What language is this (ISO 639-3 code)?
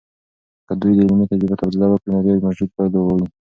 pus